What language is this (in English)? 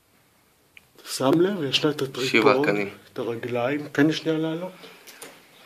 Hebrew